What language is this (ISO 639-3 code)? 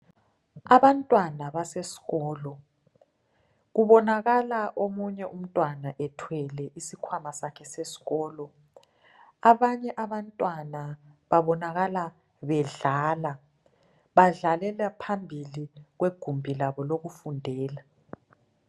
nde